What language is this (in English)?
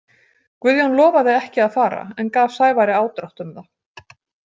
Icelandic